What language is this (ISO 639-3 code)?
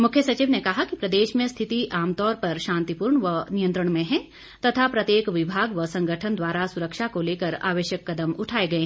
hin